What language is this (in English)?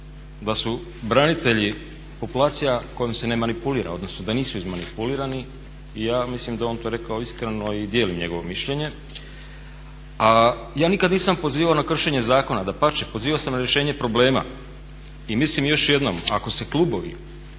Croatian